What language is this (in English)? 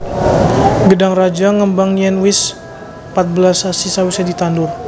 Javanese